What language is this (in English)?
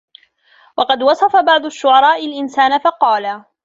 Arabic